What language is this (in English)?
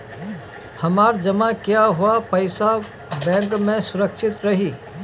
Bhojpuri